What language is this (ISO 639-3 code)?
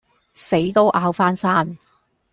yue